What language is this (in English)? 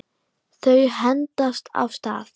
Icelandic